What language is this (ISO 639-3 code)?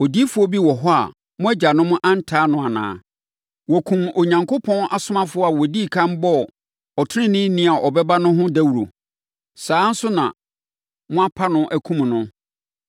aka